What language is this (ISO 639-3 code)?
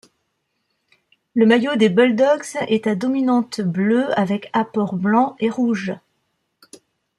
fra